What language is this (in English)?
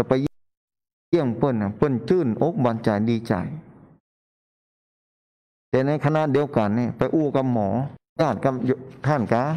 Thai